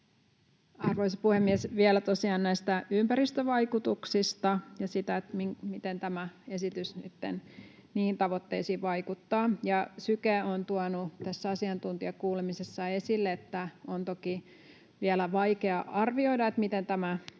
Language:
Finnish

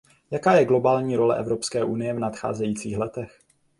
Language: Czech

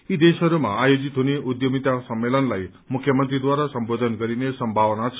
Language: Nepali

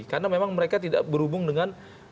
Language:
Indonesian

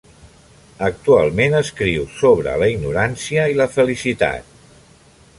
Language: Catalan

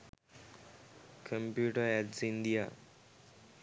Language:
Sinhala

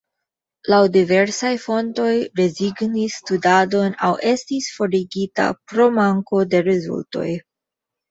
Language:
Esperanto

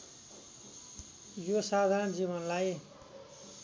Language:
Nepali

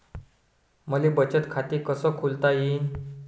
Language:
Marathi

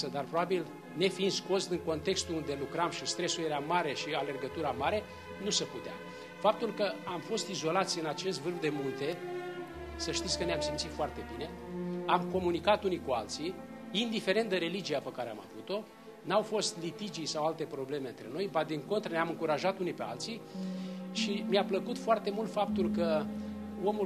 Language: Romanian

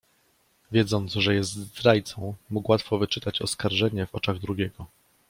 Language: Polish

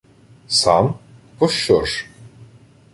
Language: Ukrainian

